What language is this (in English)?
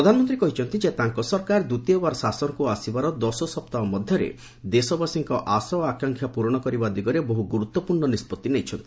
Odia